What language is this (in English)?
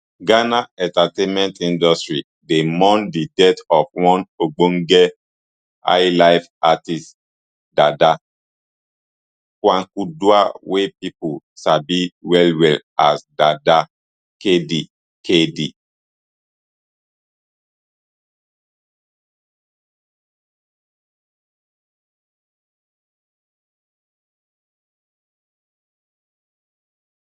Nigerian Pidgin